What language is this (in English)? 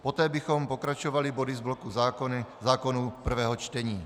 Czech